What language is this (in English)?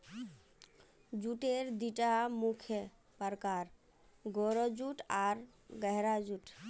Magahi